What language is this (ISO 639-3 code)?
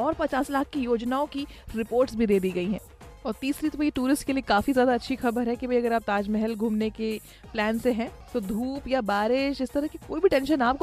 hin